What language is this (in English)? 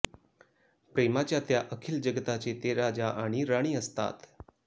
Marathi